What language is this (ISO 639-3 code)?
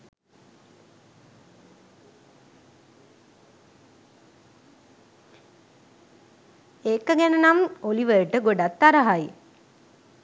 sin